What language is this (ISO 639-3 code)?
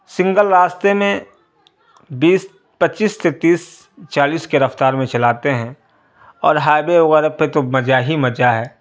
urd